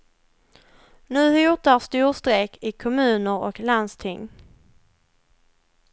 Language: Swedish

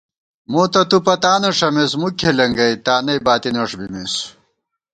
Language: Gawar-Bati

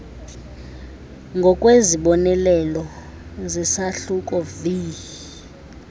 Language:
Xhosa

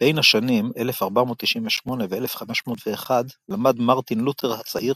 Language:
Hebrew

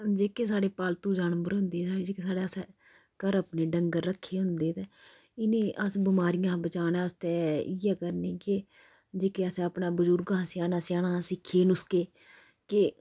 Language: Dogri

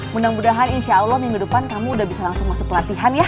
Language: Indonesian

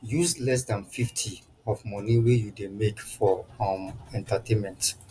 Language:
Nigerian Pidgin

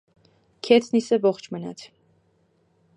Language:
Armenian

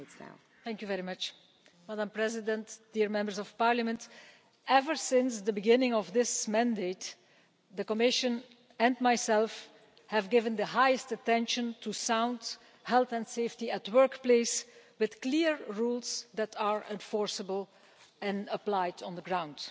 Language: English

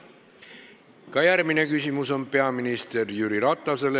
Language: Estonian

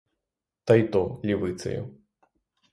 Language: Ukrainian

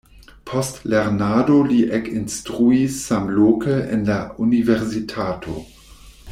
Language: Esperanto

